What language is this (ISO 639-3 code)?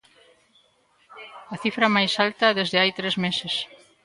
glg